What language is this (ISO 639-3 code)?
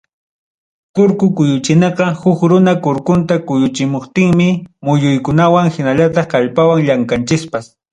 quy